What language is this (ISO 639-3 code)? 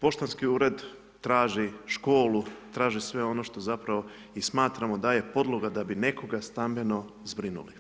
hrv